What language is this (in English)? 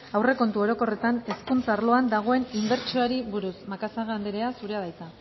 Basque